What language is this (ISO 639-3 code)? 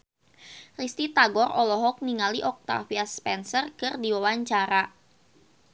sun